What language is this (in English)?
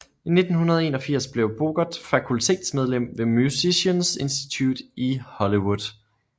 Danish